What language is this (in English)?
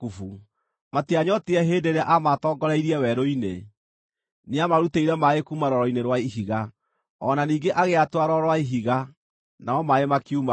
Kikuyu